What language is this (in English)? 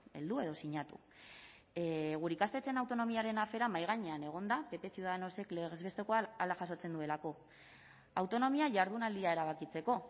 Basque